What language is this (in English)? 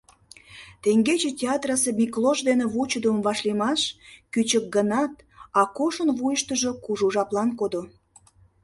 Mari